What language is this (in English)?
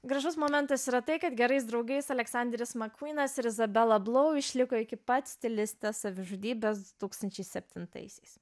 Lithuanian